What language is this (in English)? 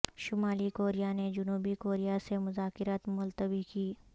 Urdu